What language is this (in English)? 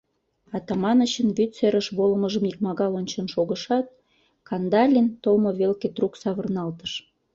Mari